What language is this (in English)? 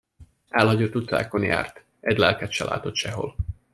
Hungarian